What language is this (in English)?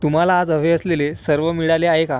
Marathi